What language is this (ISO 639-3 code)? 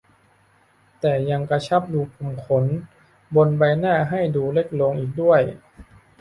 tha